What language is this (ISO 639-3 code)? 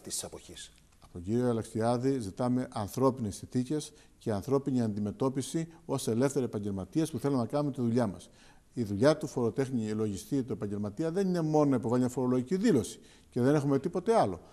ell